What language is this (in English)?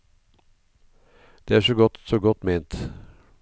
Norwegian